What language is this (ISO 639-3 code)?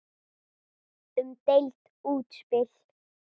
isl